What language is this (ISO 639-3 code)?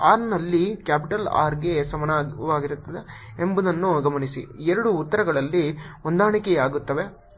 kan